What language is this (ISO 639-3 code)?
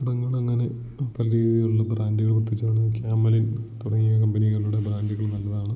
mal